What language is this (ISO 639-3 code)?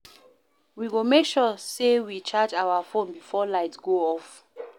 pcm